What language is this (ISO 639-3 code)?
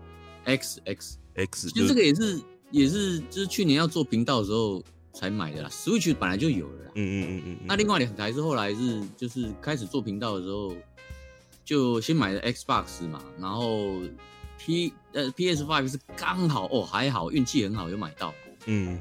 zho